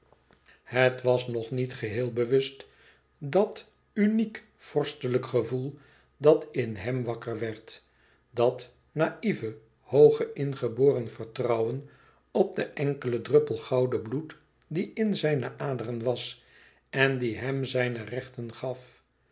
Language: Dutch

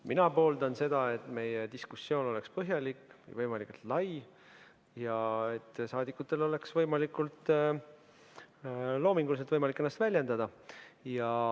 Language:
Estonian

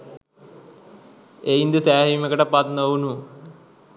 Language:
Sinhala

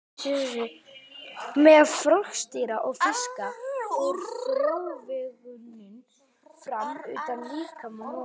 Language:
Icelandic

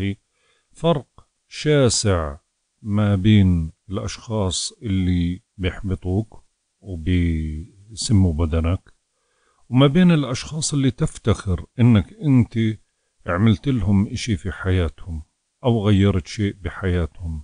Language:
Arabic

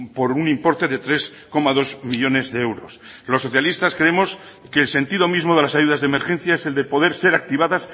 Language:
Spanish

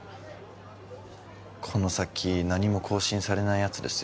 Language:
Japanese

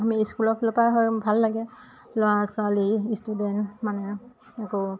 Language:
Assamese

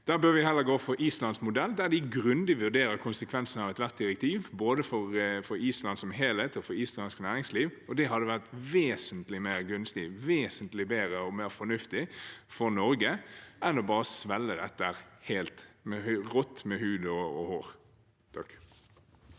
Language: Norwegian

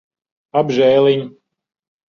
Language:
Latvian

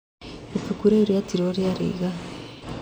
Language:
Kikuyu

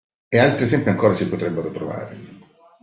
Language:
Italian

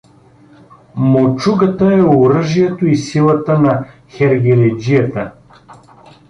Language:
Bulgarian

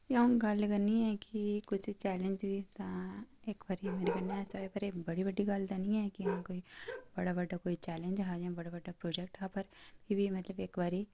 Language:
Dogri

